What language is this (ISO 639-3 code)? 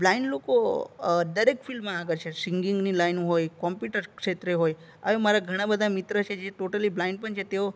guj